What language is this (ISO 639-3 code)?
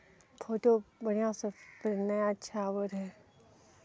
mai